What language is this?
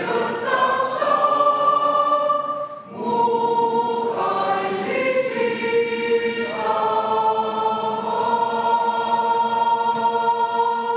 Estonian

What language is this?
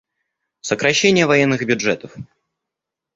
Russian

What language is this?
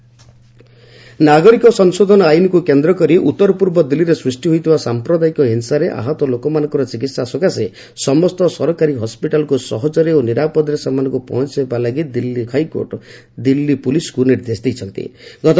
Odia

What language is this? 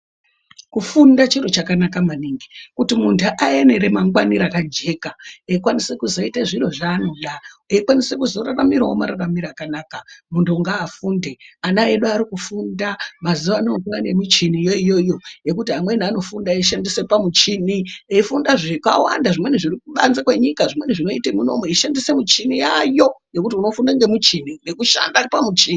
Ndau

